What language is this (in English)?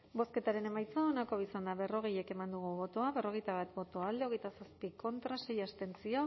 Basque